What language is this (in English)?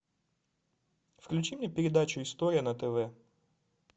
Russian